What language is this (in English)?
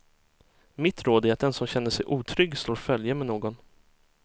Swedish